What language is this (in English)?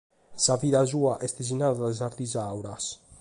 Sardinian